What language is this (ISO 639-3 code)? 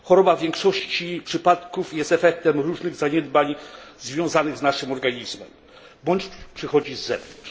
pol